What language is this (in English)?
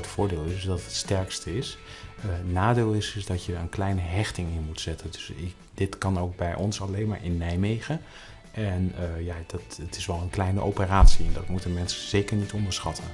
Dutch